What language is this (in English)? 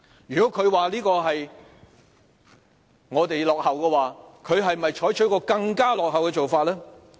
Cantonese